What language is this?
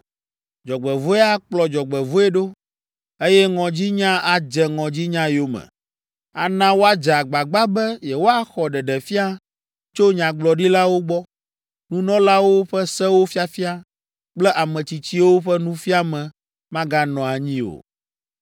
Ewe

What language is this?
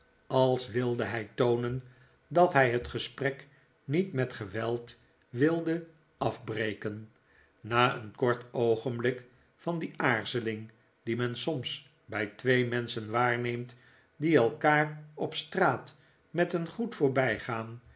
Dutch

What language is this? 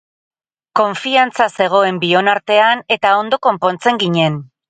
Basque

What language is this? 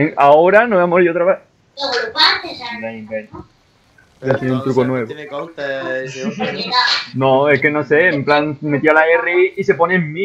Spanish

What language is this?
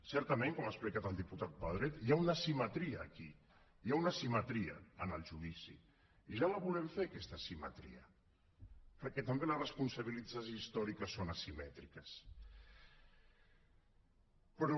Catalan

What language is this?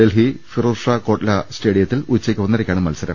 Malayalam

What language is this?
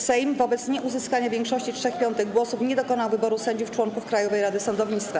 Polish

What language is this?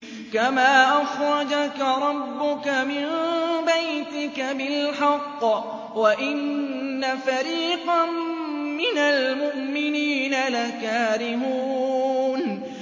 Arabic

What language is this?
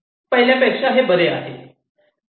Marathi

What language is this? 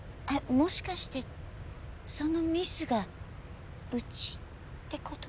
Japanese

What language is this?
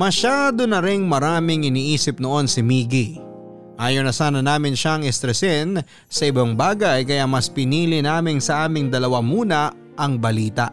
Filipino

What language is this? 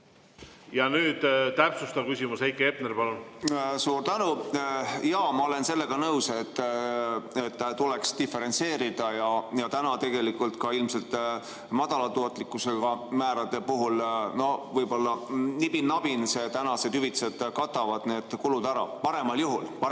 Estonian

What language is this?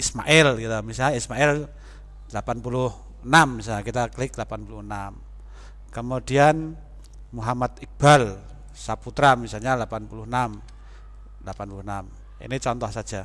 Indonesian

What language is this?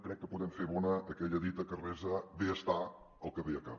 Catalan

